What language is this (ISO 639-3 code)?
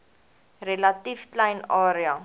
afr